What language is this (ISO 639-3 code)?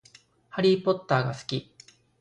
jpn